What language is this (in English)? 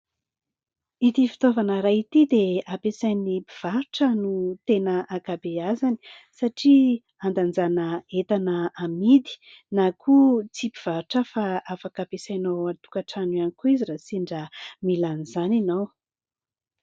Malagasy